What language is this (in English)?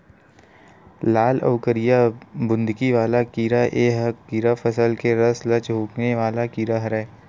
Chhattisgarhi